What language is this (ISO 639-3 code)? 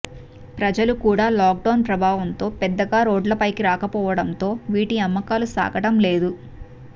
tel